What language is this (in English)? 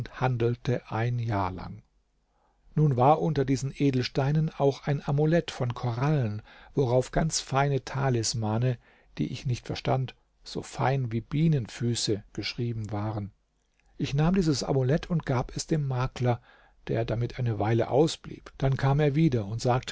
German